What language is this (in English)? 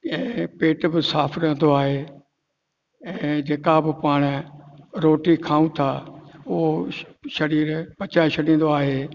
Sindhi